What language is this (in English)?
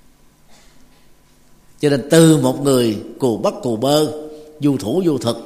Vietnamese